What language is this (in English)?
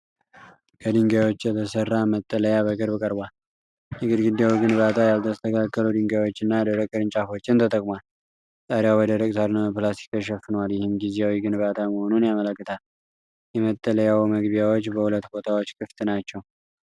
Amharic